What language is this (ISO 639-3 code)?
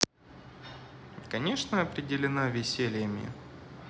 rus